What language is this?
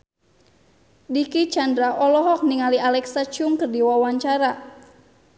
Sundanese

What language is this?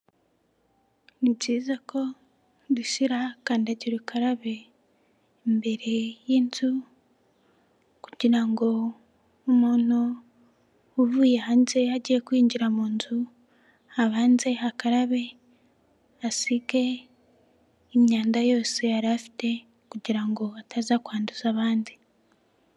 Kinyarwanda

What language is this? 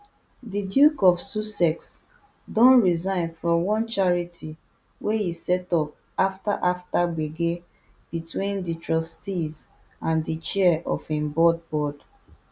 Nigerian Pidgin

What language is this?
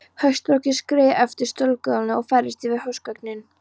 Icelandic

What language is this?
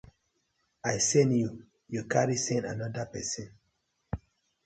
Nigerian Pidgin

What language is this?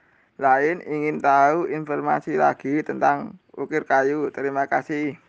Indonesian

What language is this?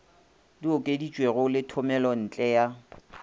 Northern Sotho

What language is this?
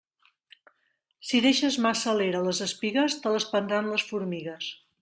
Catalan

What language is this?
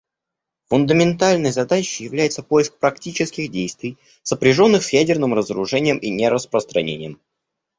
Russian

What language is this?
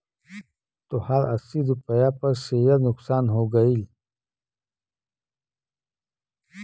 Bhojpuri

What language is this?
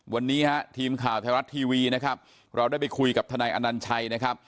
Thai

